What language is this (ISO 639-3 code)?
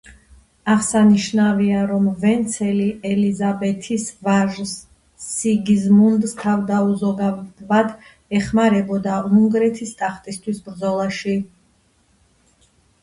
kat